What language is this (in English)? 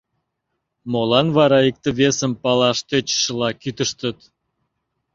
Mari